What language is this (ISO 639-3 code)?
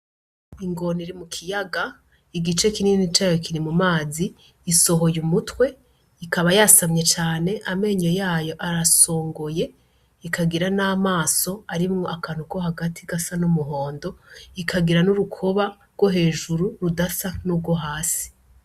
run